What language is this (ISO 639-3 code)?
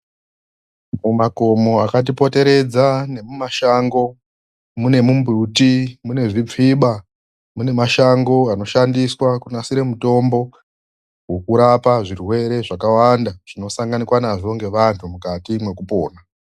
ndc